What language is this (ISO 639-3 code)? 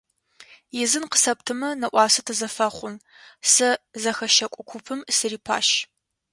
ady